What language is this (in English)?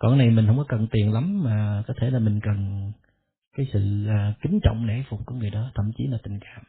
Vietnamese